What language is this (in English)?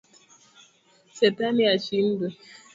Swahili